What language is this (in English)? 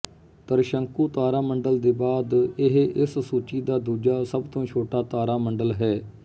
Punjabi